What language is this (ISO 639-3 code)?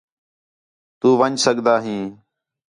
xhe